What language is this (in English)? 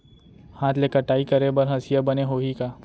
Chhattisgarhi